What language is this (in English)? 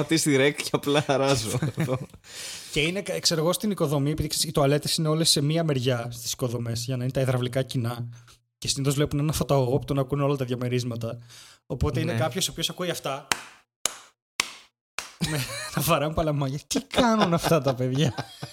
Greek